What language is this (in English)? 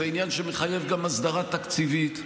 Hebrew